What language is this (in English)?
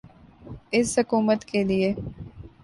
Urdu